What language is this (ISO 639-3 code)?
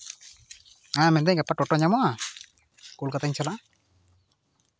sat